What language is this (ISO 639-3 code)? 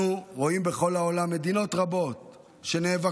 heb